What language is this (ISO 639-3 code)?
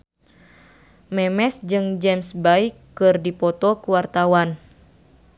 sun